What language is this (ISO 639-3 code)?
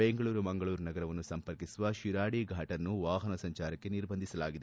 kan